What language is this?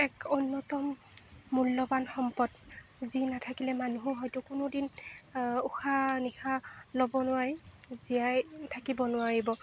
Assamese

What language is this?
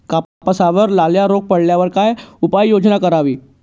Marathi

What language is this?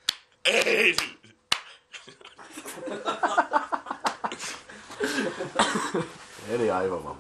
Finnish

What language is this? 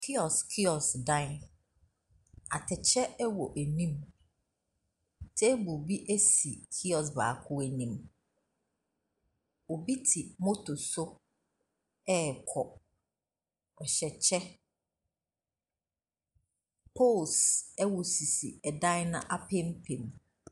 Akan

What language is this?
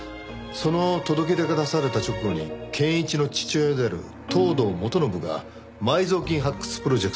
Japanese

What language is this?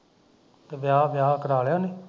Punjabi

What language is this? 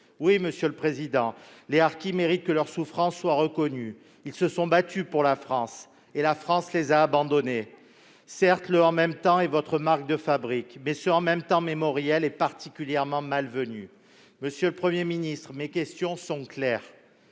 French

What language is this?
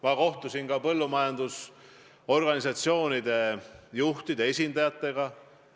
Estonian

